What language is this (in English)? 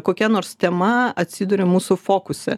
Lithuanian